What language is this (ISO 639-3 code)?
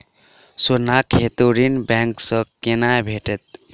mai